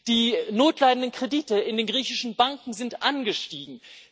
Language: German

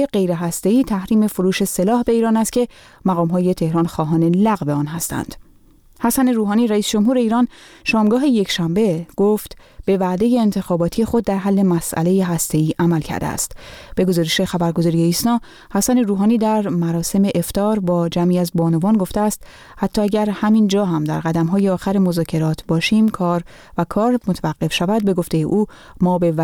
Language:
Persian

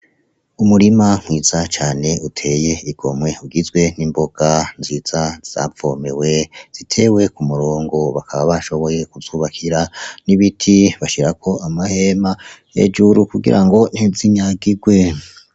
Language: Rundi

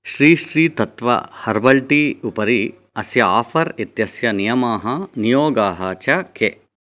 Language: Sanskrit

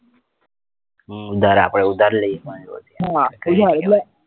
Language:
Gujarati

